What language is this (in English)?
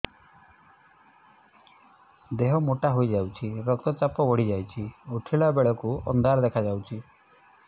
Odia